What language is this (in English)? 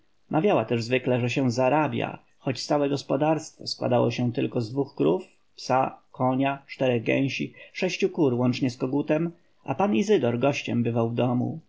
Polish